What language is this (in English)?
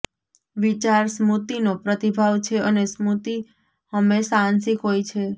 Gujarati